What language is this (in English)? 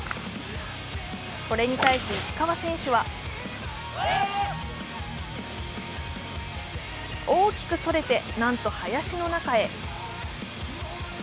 Japanese